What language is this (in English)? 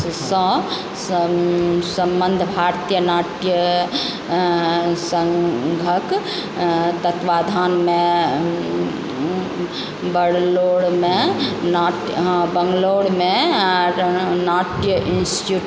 Maithili